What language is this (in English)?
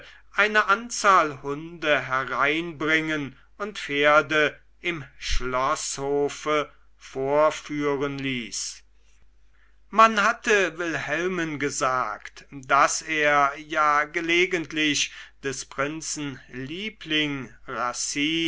German